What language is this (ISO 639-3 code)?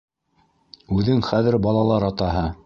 bak